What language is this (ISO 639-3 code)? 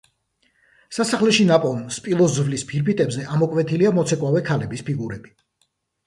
kat